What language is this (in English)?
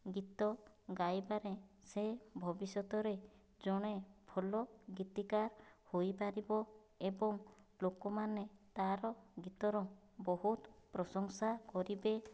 Odia